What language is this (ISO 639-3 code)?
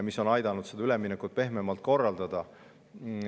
est